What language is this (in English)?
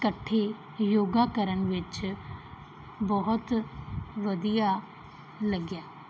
Punjabi